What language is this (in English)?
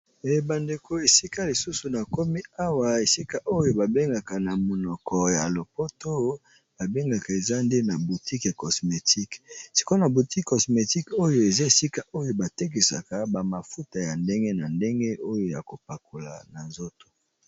Lingala